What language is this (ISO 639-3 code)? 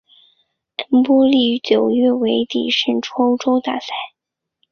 zho